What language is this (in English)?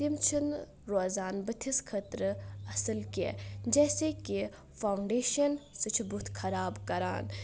Kashmiri